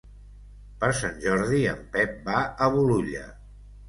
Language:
Catalan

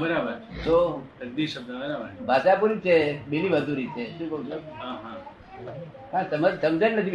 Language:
Gujarati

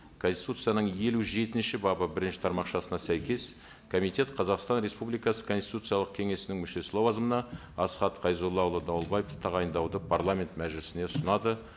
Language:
Kazakh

